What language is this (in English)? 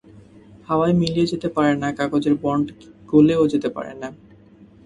Bangla